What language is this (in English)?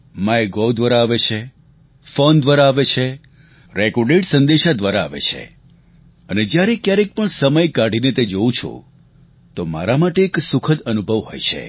Gujarati